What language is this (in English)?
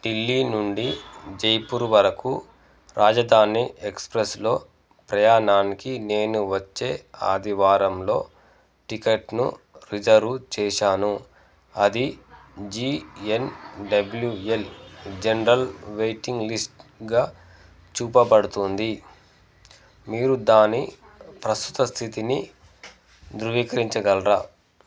Telugu